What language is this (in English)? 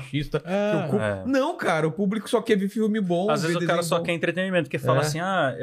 Portuguese